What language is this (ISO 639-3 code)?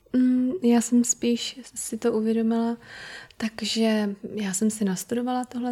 ces